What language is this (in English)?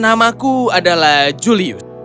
Indonesian